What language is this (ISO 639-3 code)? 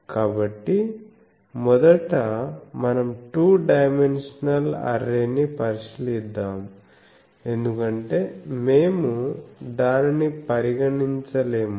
tel